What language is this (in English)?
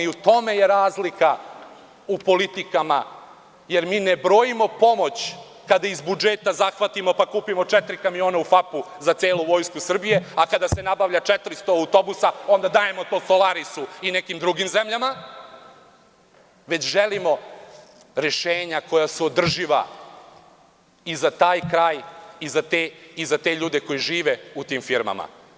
Serbian